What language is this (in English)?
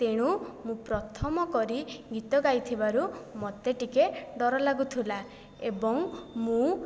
Odia